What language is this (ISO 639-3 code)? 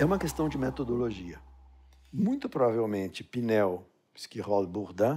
por